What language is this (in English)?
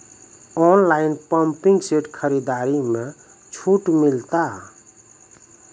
Maithili